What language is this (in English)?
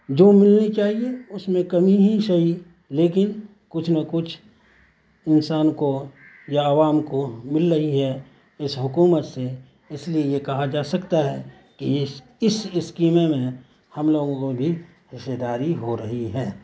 Urdu